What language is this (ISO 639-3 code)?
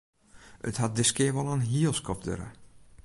fry